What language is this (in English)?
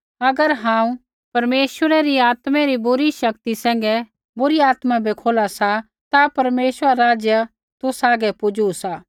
Kullu Pahari